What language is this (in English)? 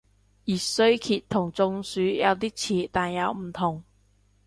Cantonese